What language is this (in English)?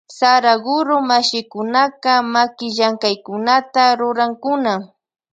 Loja Highland Quichua